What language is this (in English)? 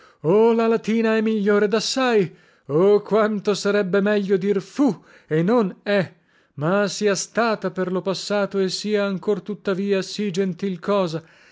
Italian